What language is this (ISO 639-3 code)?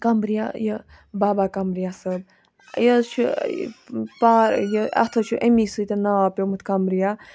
kas